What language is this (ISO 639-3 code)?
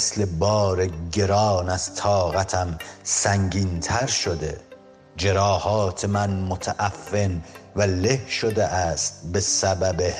fas